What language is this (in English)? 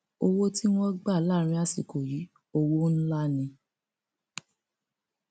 Yoruba